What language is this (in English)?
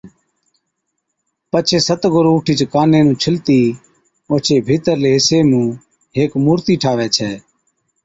Od